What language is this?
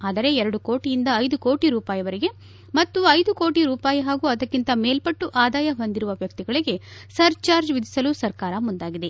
Kannada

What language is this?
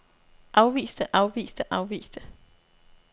Danish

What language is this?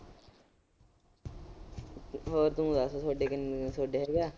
Punjabi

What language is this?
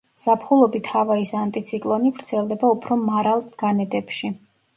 Georgian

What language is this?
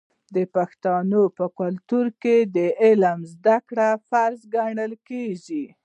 Pashto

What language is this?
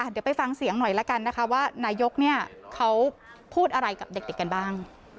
Thai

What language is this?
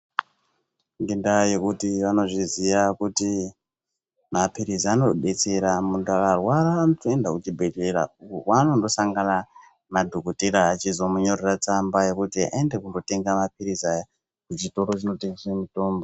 Ndau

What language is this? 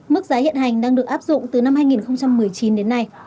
Vietnamese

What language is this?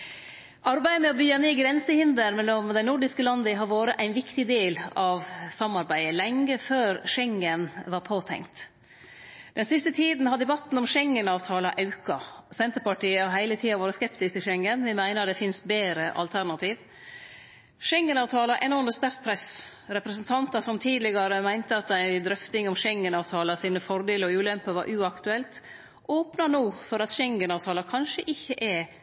Norwegian Nynorsk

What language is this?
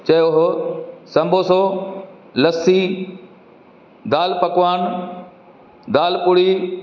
Sindhi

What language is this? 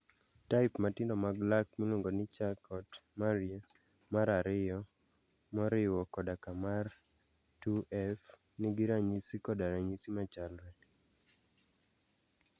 Luo (Kenya and Tanzania)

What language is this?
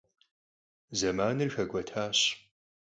Kabardian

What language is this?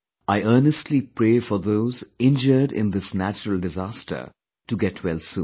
English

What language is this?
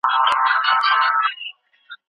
Pashto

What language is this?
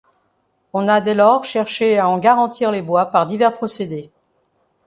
French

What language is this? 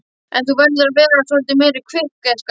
Icelandic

